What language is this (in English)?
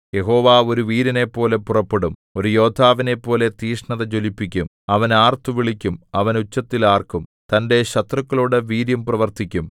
Malayalam